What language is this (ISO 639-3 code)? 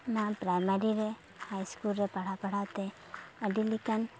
sat